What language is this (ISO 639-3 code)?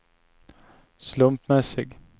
swe